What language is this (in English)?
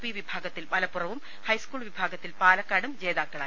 Malayalam